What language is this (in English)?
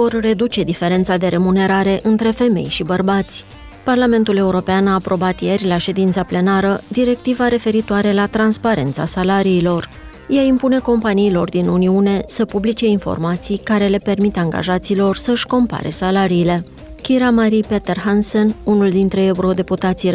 Romanian